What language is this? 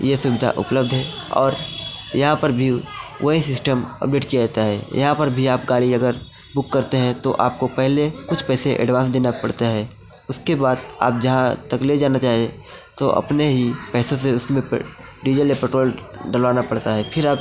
Hindi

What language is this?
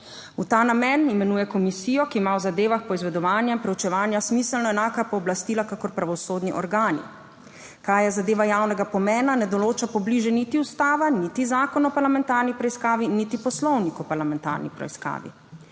Slovenian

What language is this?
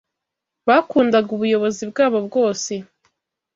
Kinyarwanda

